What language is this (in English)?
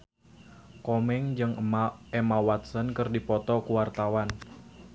Sundanese